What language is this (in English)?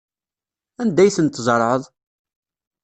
Kabyle